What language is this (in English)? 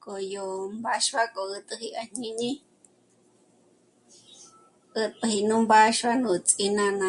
Michoacán Mazahua